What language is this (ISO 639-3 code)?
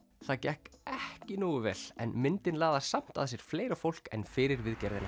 isl